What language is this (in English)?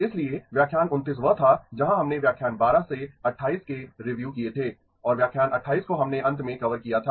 Hindi